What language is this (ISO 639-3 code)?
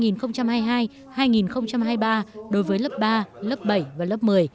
vie